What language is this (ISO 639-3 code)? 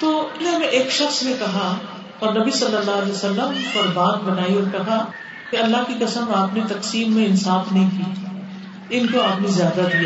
urd